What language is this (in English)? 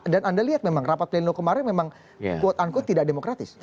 Indonesian